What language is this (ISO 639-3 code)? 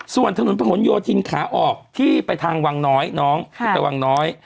tha